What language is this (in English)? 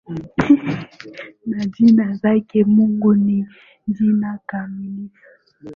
Swahili